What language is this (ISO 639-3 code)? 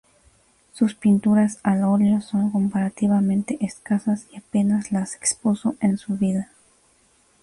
spa